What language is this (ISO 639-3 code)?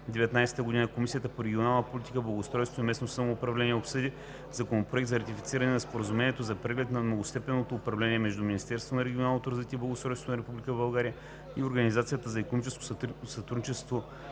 bul